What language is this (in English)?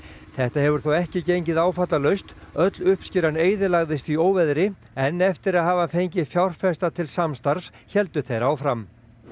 Icelandic